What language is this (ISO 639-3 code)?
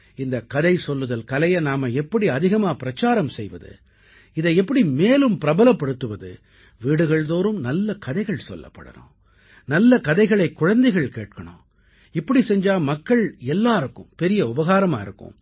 tam